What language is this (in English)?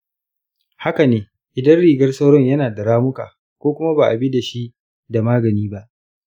Hausa